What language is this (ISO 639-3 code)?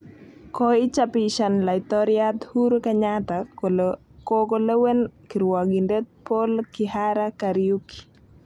kln